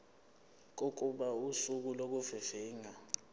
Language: Zulu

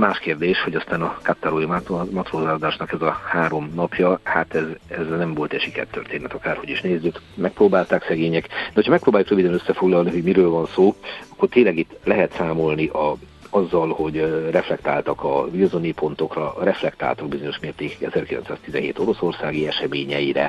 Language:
Hungarian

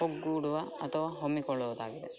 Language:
Kannada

